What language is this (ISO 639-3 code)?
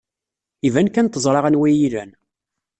kab